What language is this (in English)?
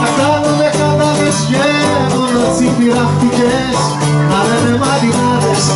Greek